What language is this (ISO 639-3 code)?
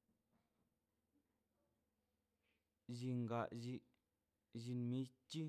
zpy